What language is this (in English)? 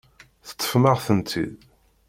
Kabyle